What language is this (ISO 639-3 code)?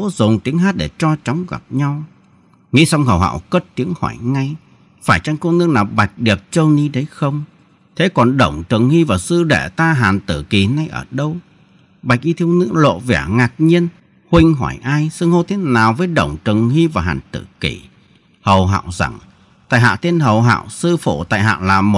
vie